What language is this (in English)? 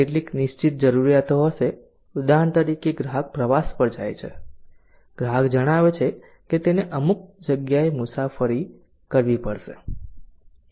Gujarati